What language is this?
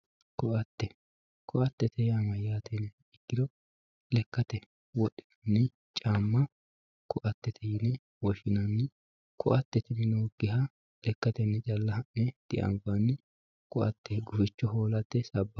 Sidamo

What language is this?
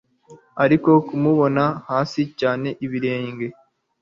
Kinyarwanda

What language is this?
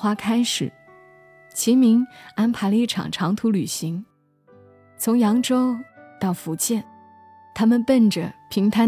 Chinese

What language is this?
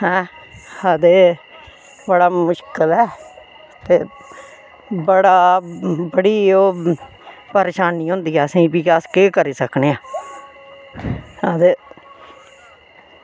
Dogri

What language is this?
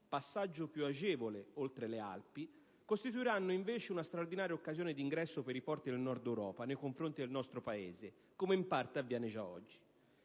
Italian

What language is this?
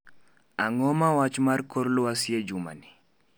Luo (Kenya and Tanzania)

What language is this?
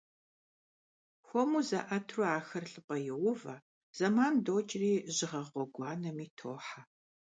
Kabardian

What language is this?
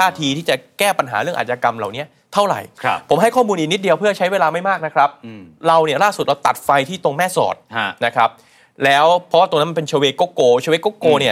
Thai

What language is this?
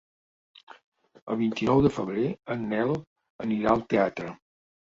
Catalan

